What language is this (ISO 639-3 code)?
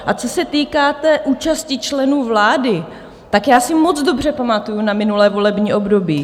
ces